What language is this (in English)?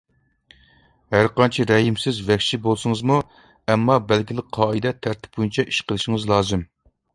Uyghur